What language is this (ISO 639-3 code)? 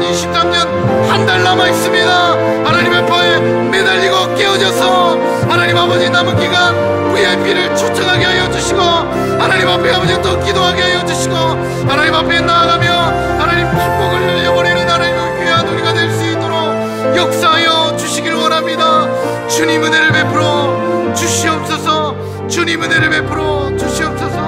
kor